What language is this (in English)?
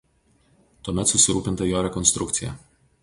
Lithuanian